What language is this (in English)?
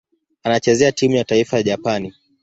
Swahili